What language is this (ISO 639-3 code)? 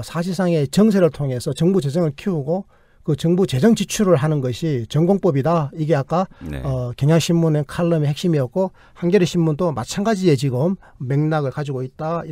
kor